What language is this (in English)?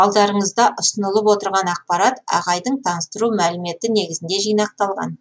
Kazakh